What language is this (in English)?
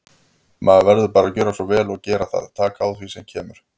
Icelandic